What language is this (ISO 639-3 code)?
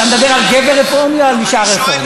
heb